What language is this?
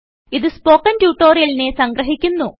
Malayalam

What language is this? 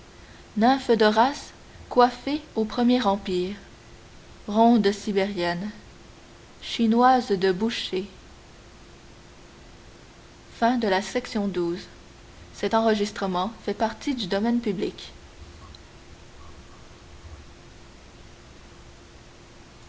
French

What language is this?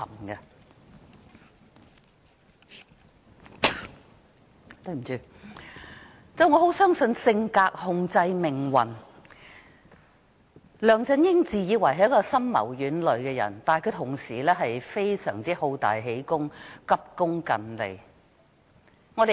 Cantonese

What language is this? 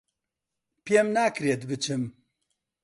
Central Kurdish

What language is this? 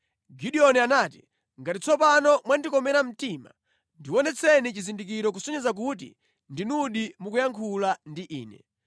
Nyanja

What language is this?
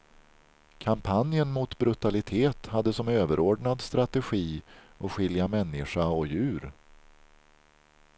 Swedish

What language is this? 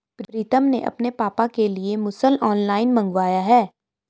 Hindi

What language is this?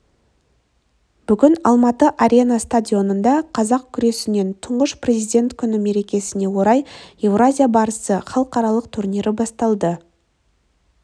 Kazakh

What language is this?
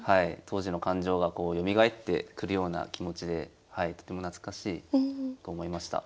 Japanese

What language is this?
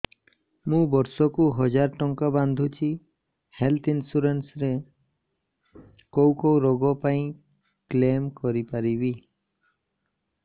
Odia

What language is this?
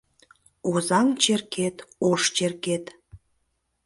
Mari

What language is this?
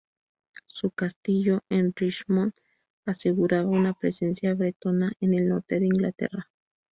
Spanish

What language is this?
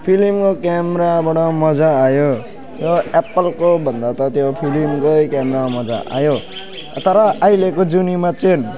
Nepali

